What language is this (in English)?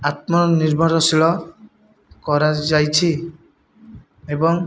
Odia